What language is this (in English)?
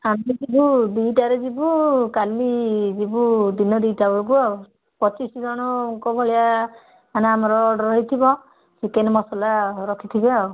Odia